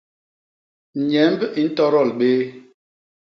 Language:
Basaa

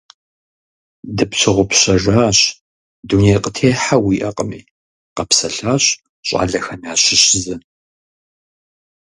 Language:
Kabardian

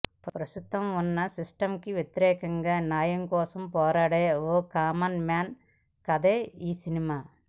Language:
Telugu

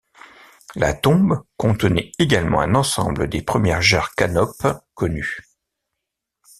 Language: French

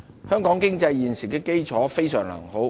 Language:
Cantonese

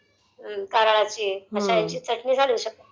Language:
Marathi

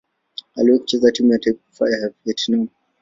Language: Swahili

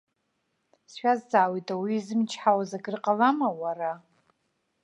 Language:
Abkhazian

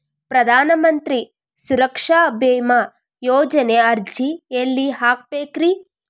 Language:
Kannada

